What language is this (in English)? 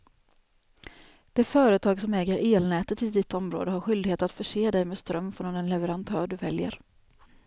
Swedish